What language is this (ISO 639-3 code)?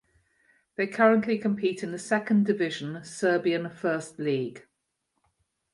eng